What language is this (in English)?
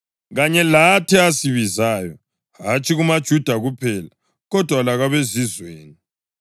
North Ndebele